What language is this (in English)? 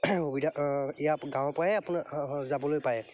Assamese